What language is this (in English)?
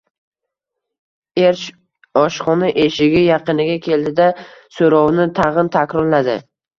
Uzbek